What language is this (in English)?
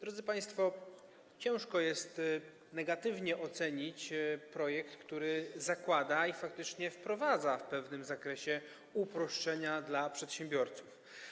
Polish